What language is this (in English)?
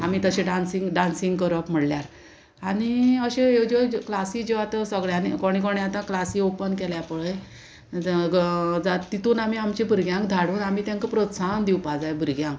Konkani